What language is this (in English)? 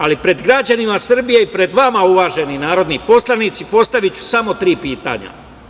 Serbian